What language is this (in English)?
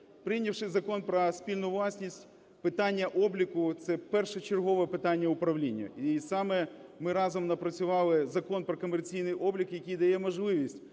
Ukrainian